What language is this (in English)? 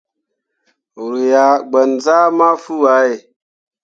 Mundang